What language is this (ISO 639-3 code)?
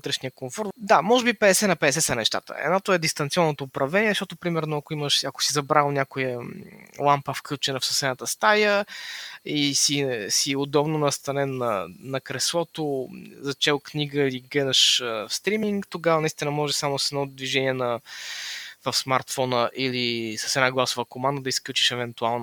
bul